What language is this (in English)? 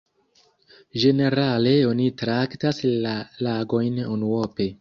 Esperanto